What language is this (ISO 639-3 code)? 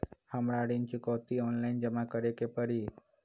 mag